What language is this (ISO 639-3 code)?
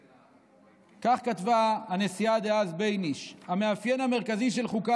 heb